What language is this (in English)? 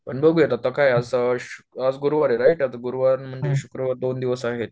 Marathi